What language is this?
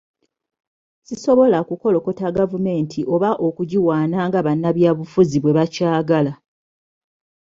Ganda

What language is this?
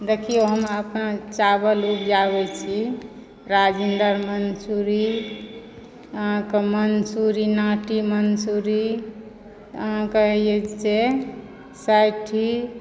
Maithili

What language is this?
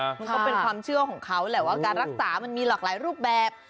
Thai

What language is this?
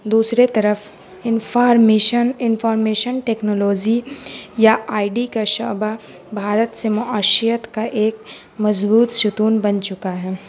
Urdu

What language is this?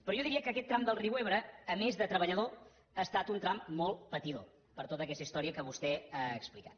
Catalan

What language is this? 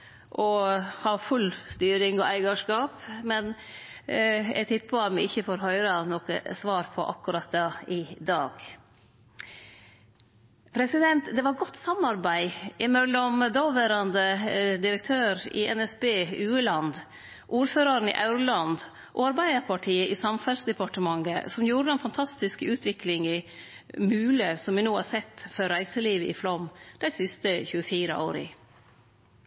Norwegian Nynorsk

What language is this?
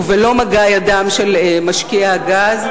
Hebrew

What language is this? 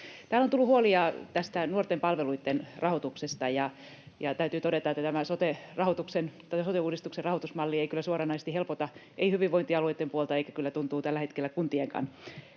Finnish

